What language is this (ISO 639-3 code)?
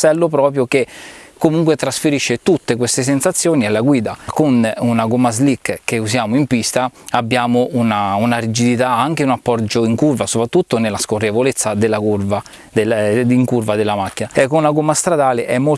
ita